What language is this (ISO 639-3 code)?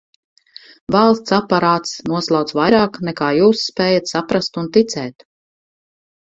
lav